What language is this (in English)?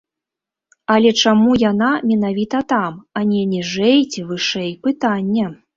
Belarusian